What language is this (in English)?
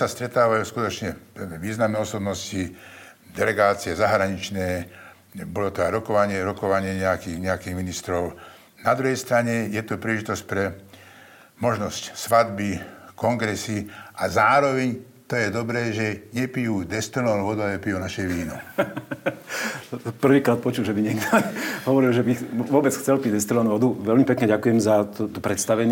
Slovak